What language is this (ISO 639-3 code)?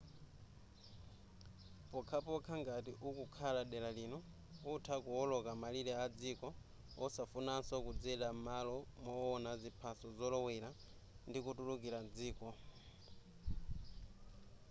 nya